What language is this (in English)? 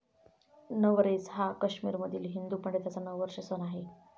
Marathi